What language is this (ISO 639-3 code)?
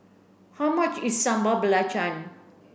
eng